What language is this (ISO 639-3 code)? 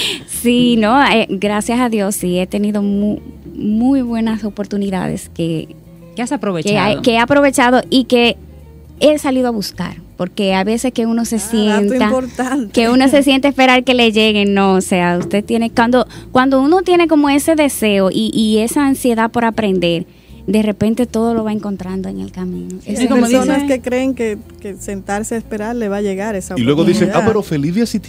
spa